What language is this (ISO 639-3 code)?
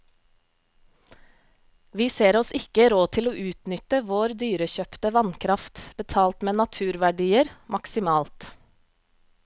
nor